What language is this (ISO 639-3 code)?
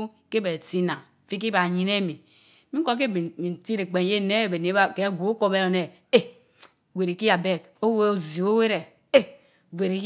mfo